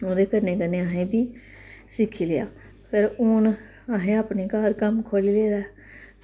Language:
Dogri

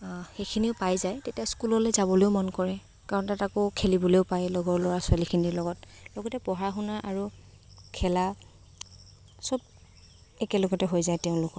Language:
Assamese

